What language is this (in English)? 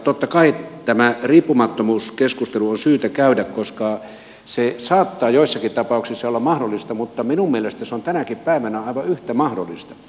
Finnish